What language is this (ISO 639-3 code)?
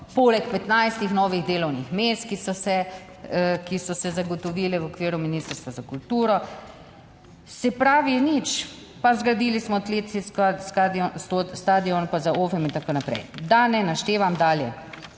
slv